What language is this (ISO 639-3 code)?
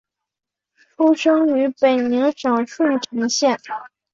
zho